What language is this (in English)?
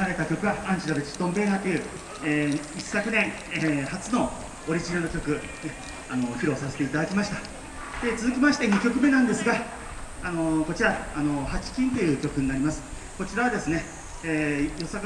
Japanese